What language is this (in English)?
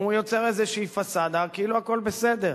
Hebrew